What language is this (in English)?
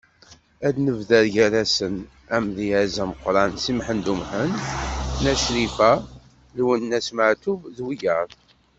Kabyle